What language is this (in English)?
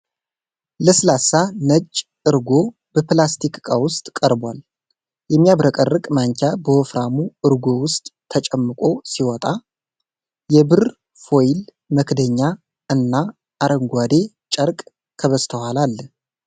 Amharic